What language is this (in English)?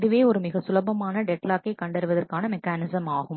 Tamil